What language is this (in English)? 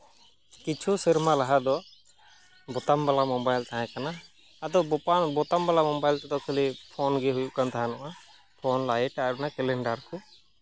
Santali